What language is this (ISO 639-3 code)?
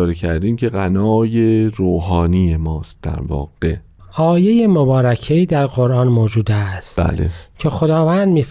fas